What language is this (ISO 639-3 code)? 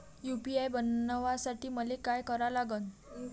mar